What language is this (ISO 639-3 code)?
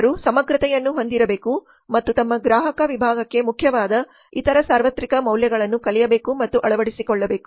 kan